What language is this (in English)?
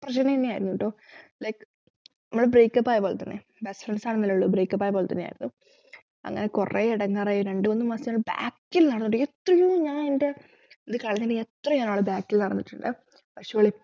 Malayalam